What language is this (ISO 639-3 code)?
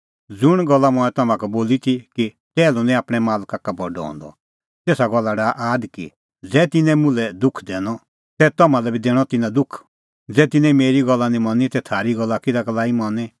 kfx